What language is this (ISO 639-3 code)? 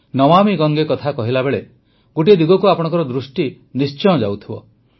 ori